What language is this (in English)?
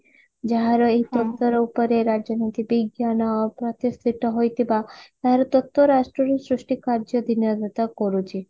Odia